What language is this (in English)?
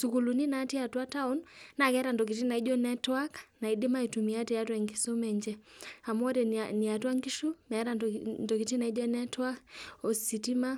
Masai